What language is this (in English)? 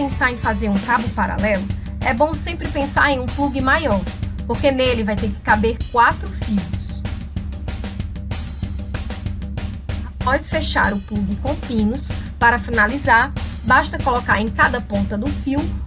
Portuguese